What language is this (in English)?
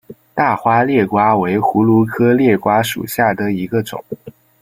Chinese